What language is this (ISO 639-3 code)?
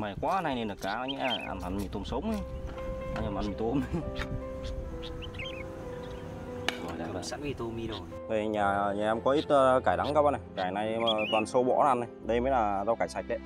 vie